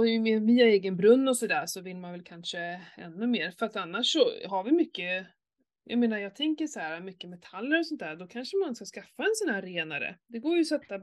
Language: Swedish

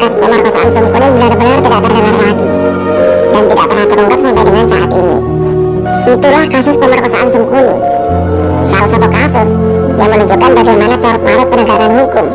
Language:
Indonesian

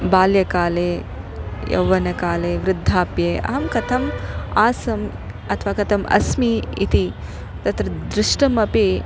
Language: Sanskrit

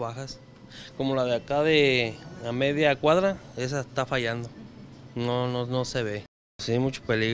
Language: Spanish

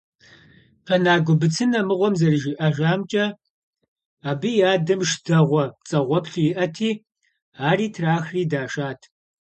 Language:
Kabardian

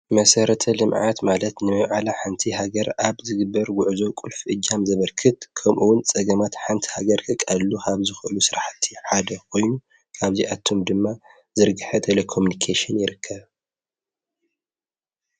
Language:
Tigrinya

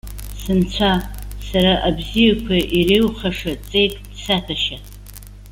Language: Abkhazian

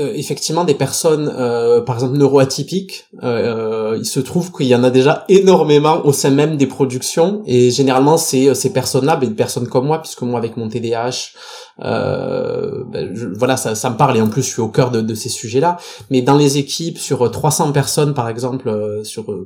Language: French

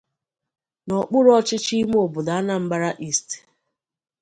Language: Igbo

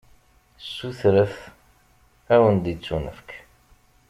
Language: Kabyle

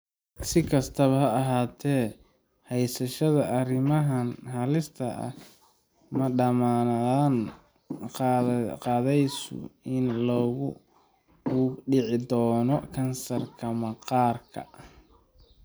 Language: Somali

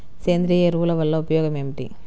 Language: Telugu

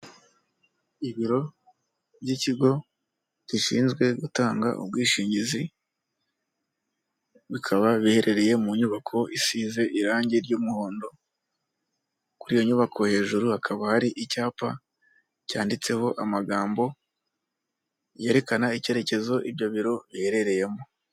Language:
Kinyarwanda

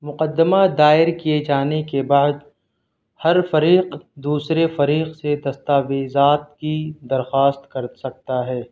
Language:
Urdu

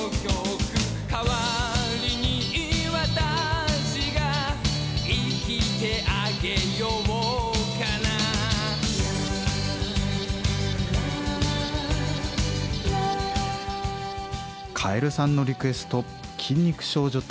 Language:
Japanese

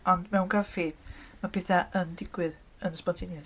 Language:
Welsh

